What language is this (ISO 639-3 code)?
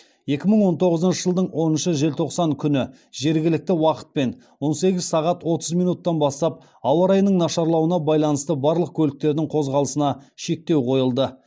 kaz